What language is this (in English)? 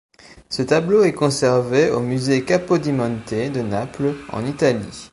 French